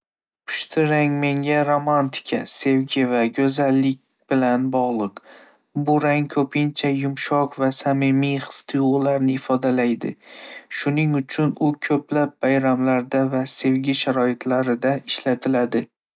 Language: Uzbek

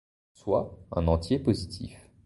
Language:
French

